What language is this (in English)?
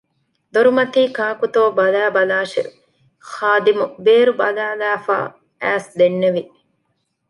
Divehi